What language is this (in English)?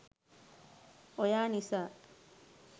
Sinhala